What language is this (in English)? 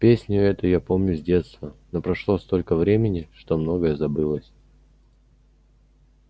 Russian